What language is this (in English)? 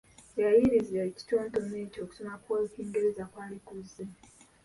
Ganda